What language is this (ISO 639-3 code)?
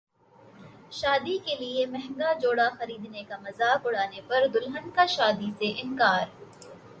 urd